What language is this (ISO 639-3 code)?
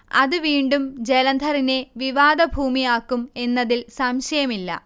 mal